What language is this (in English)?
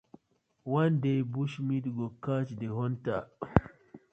Nigerian Pidgin